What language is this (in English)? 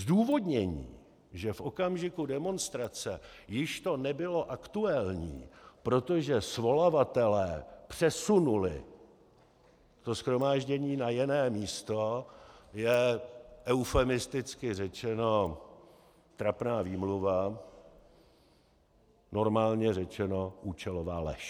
Czech